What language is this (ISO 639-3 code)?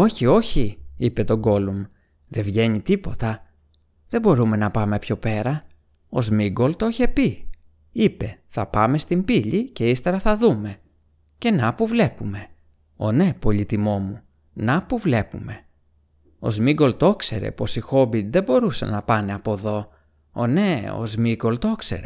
ell